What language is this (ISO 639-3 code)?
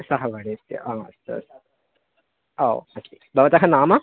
san